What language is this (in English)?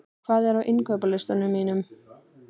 Icelandic